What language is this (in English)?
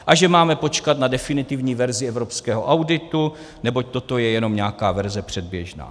Czech